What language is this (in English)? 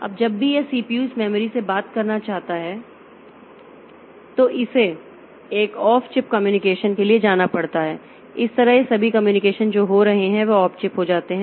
Hindi